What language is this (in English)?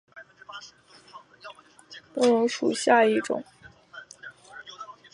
Chinese